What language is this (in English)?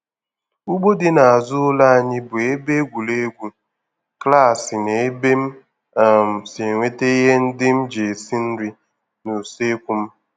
Igbo